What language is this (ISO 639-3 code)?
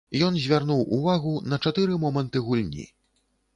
bel